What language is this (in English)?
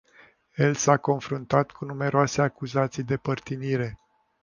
Romanian